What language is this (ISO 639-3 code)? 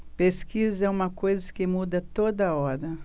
por